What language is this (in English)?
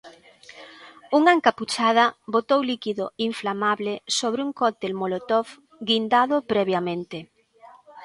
Galician